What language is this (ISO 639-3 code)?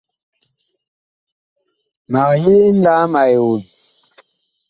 bkh